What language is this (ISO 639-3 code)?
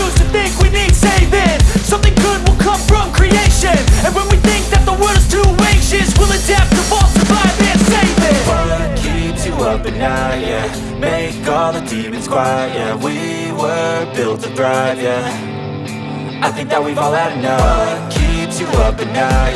eng